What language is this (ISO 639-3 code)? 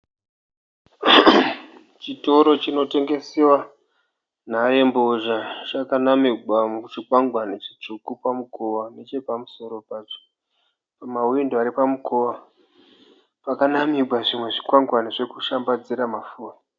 sna